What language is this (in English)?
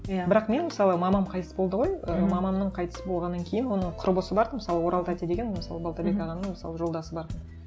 Kazakh